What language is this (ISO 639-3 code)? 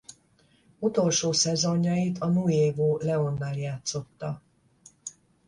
hun